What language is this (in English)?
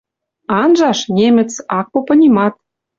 Western Mari